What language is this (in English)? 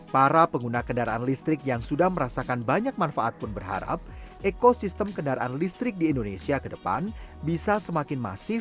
Indonesian